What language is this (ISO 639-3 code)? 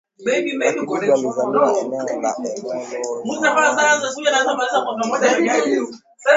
swa